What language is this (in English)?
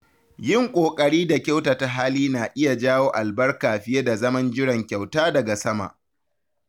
Hausa